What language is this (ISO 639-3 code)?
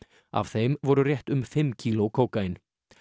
isl